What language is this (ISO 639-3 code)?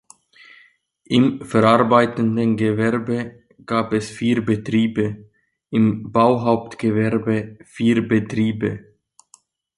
deu